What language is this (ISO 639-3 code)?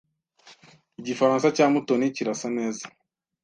kin